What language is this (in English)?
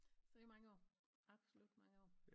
Danish